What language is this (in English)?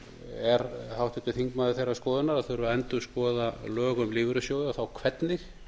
Icelandic